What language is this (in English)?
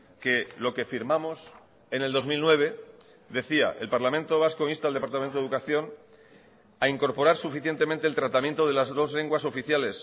Spanish